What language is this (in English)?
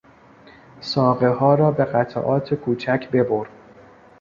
Persian